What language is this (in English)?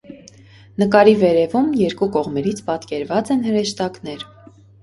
Armenian